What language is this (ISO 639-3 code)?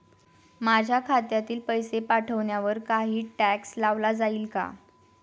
mar